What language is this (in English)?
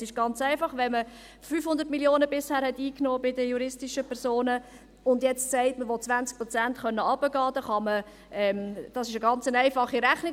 Swiss German